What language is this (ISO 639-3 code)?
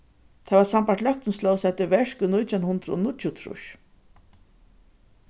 fao